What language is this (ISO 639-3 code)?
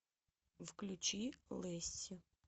rus